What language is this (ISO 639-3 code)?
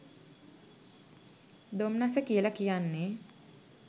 sin